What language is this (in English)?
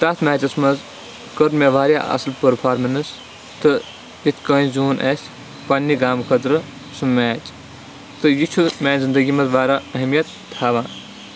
Kashmiri